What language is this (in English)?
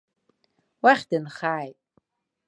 Abkhazian